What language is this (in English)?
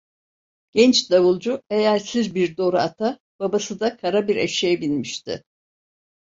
Turkish